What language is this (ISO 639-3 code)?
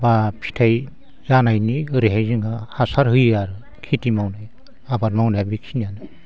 brx